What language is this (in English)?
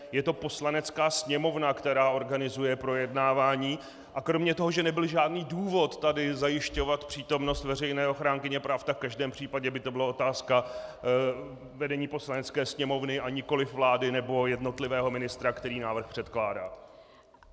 Czech